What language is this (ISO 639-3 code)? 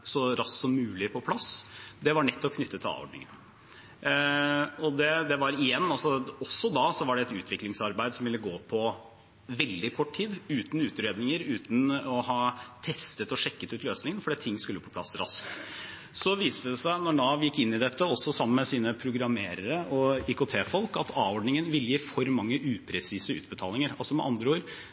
nob